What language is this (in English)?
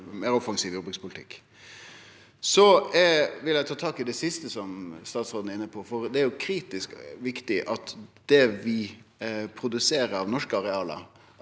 Norwegian